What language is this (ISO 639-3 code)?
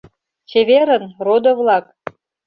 chm